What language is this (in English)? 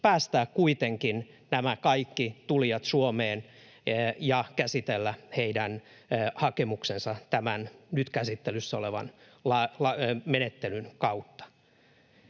Finnish